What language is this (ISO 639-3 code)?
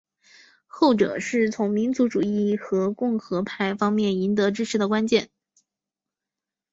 zho